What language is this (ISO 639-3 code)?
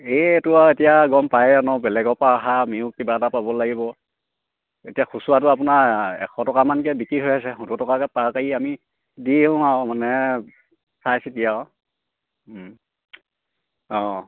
asm